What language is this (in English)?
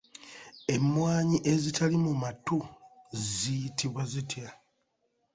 Ganda